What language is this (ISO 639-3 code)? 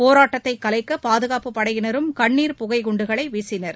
tam